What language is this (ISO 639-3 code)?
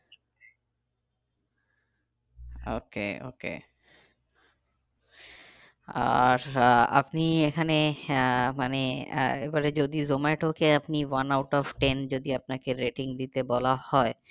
ben